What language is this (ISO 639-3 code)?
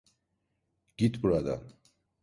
tur